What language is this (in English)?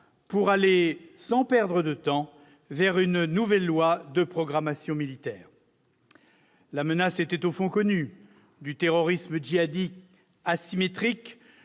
French